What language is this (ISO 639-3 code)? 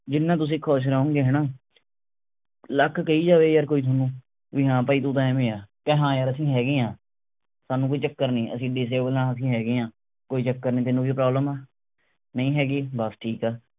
pan